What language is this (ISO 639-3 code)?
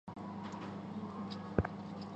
zho